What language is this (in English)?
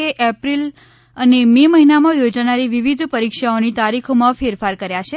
Gujarati